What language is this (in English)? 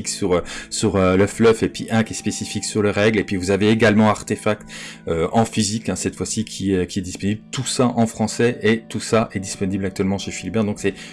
French